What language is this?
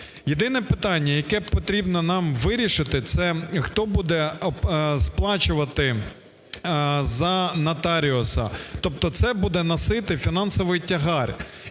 Ukrainian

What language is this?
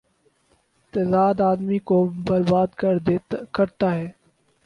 Urdu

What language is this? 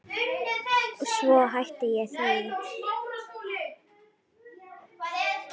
Icelandic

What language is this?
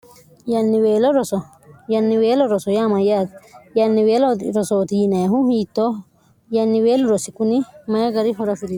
Sidamo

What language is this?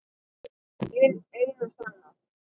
Icelandic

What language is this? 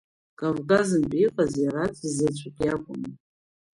Abkhazian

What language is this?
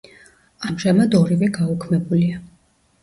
Georgian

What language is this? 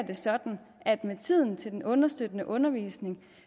Danish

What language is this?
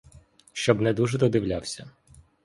Ukrainian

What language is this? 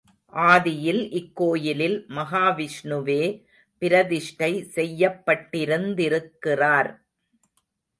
Tamil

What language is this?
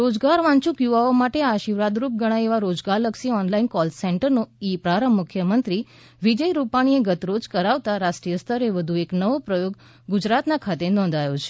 Gujarati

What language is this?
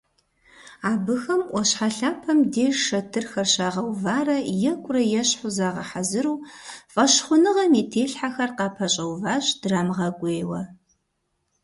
Kabardian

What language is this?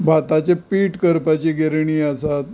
Konkani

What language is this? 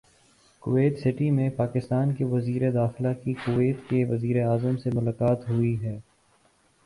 Urdu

